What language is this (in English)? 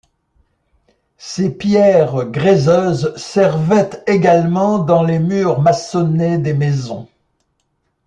French